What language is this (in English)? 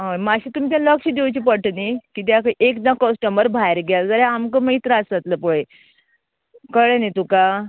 Konkani